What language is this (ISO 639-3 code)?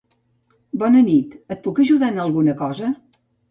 cat